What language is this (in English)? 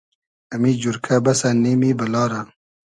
Hazaragi